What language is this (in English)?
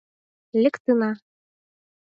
Mari